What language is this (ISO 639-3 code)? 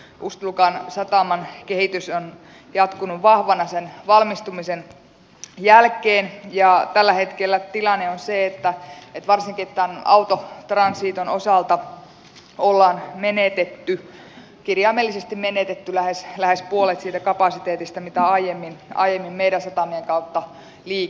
fin